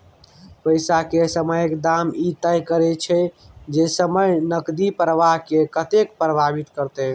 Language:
Maithili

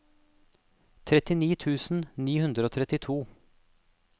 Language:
Norwegian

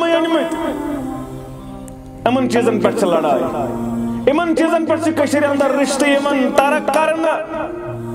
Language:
Turkish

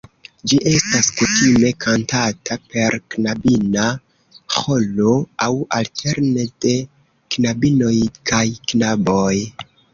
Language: Esperanto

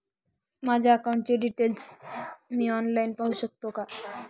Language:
Marathi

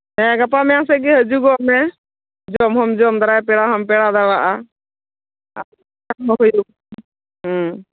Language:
Santali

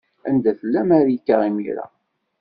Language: Kabyle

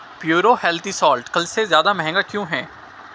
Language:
Urdu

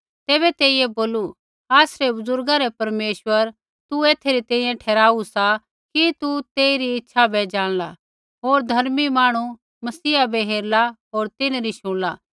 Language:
Kullu Pahari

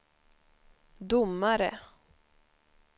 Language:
Swedish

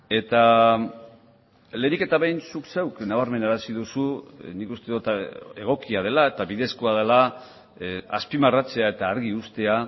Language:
Basque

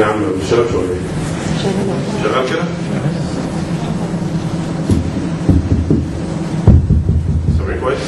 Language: Arabic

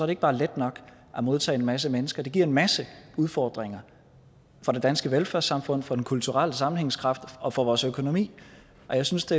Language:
Danish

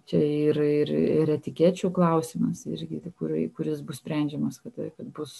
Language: Lithuanian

